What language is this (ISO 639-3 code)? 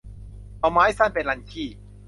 tha